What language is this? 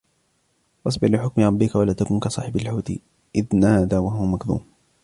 Arabic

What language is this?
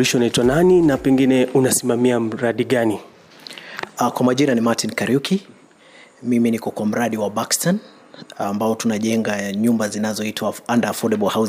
Swahili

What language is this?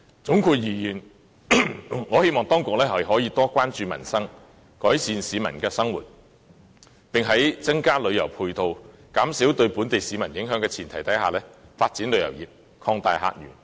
Cantonese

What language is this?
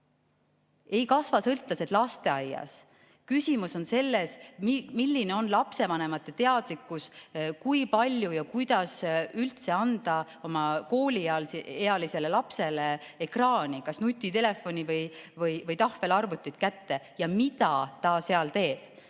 Estonian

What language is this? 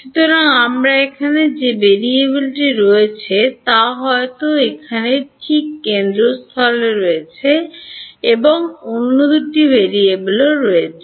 Bangla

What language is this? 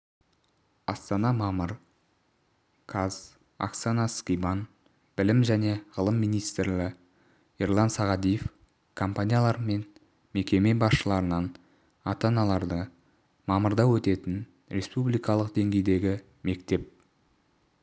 Kazakh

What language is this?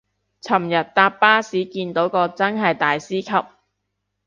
Cantonese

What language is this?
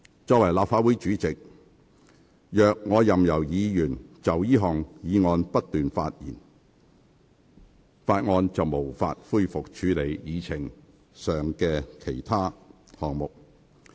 Cantonese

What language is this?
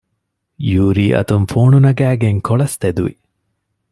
Divehi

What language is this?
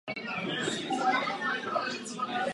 Czech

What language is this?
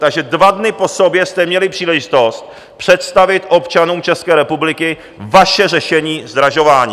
Czech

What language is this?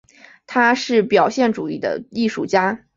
Chinese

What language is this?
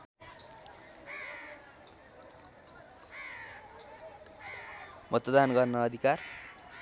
Nepali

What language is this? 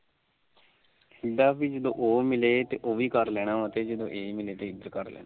Punjabi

